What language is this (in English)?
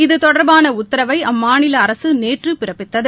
Tamil